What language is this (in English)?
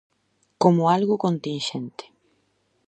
Galician